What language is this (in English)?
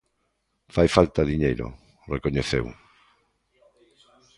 Galician